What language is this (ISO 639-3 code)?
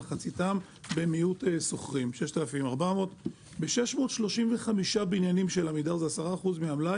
heb